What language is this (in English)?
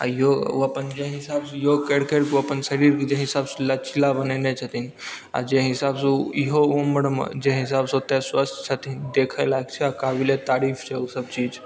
Maithili